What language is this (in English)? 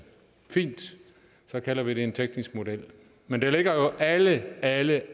Danish